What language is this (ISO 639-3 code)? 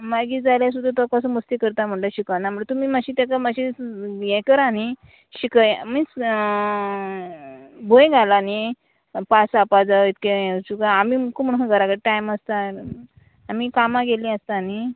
kok